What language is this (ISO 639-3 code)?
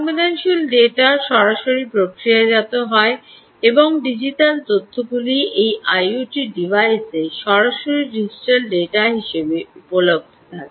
ben